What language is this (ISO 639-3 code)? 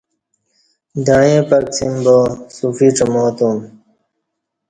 bsh